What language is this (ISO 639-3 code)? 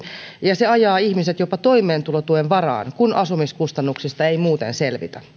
fin